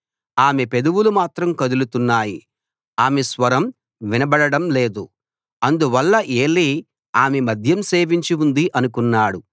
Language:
Telugu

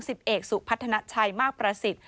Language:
Thai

